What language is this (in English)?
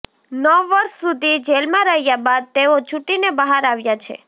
Gujarati